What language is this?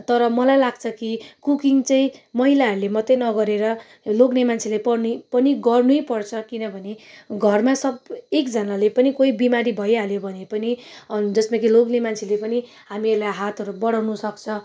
Nepali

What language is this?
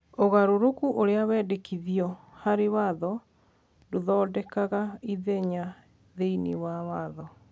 Kikuyu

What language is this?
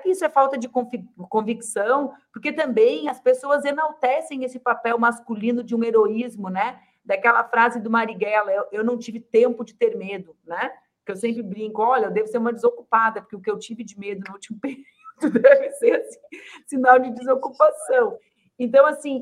Portuguese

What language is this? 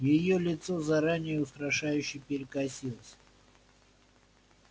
Russian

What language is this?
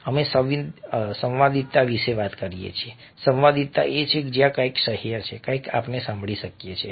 Gujarati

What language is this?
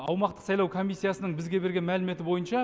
Kazakh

